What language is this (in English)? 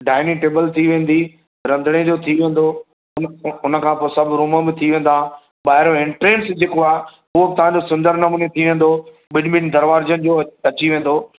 Sindhi